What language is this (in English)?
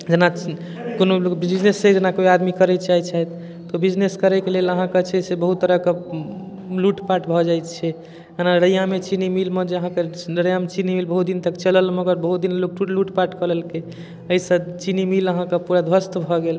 Maithili